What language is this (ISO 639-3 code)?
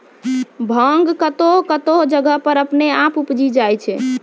mai